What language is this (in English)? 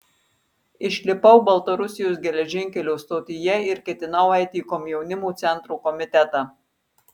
Lithuanian